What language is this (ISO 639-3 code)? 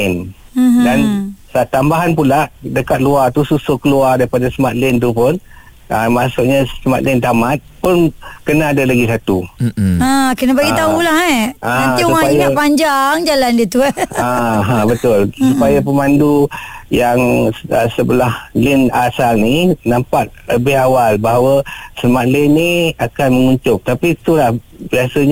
msa